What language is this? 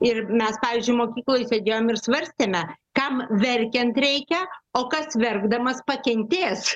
Lithuanian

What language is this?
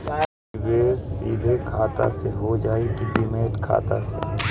Bhojpuri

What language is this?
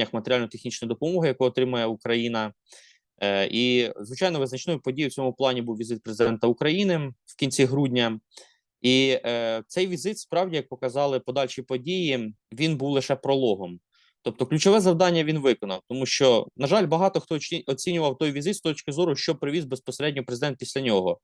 Ukrainian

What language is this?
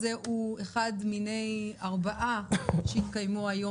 Hebrew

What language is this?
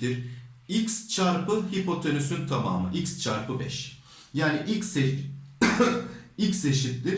Turkish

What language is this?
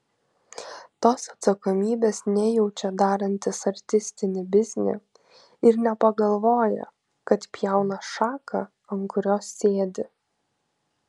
Lithuanian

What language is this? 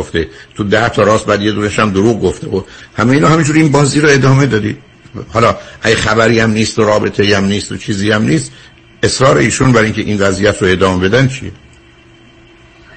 Persian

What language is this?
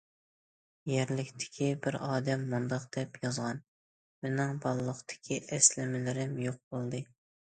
Uyghur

